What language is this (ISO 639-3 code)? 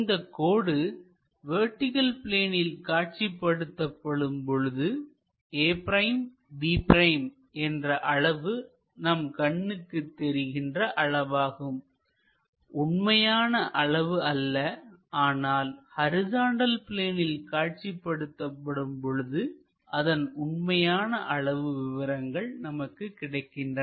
tam